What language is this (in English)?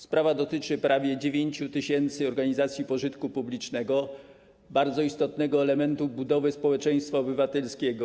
Polish